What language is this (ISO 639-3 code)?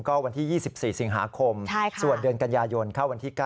tha